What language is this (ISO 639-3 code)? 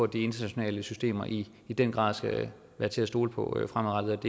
dan